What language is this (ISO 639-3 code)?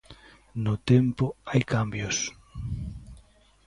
glg